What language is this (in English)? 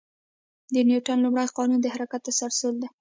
Pashto